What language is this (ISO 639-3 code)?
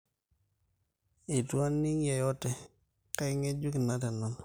mas